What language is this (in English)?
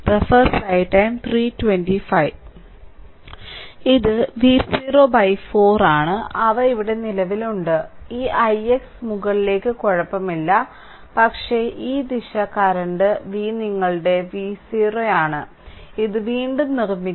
Malayalam